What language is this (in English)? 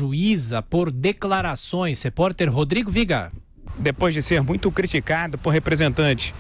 Portuguese